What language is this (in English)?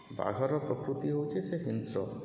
Odia